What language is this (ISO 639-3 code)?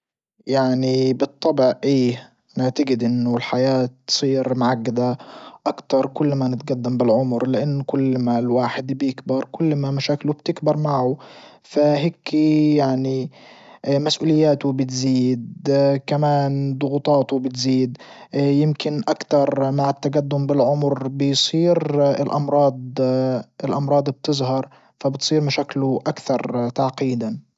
ayl